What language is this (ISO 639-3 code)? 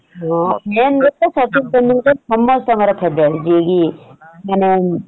ori